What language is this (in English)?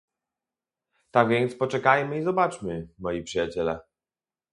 Polish